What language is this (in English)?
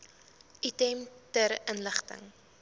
Afrikaans